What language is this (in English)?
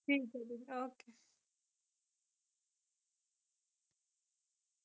Punjabi